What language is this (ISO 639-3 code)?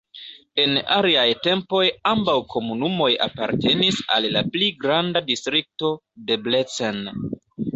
epo